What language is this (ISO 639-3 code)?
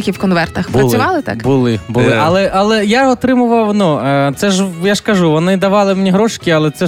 ukr